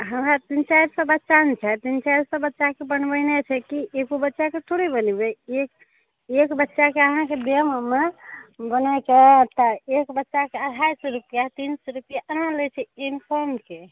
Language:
Maithili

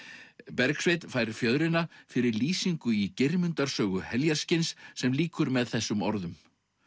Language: Icelandic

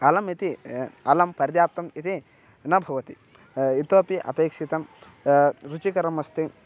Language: Sanskrit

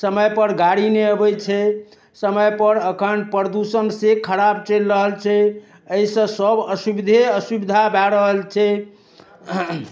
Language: Maithili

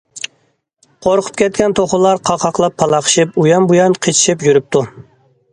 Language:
Uyghur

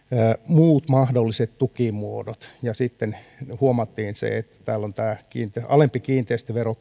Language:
Finnish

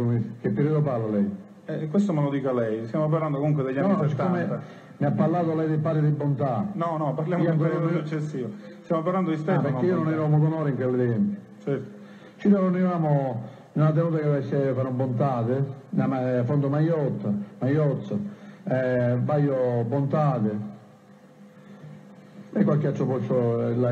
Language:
Italian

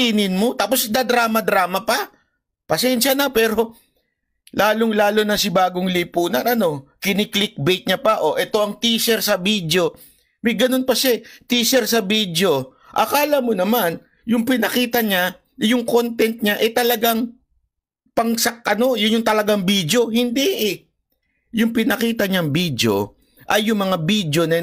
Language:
Filipino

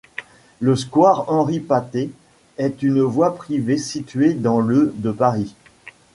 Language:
French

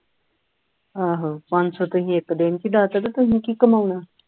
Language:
Punjabi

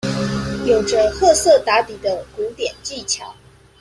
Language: Chinese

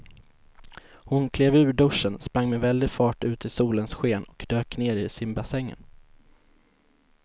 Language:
Swedish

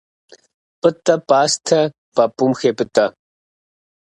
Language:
Kabardian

